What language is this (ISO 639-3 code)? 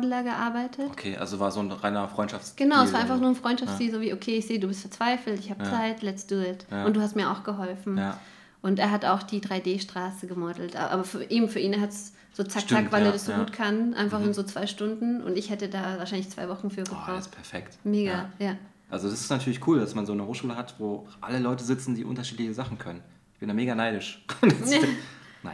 deu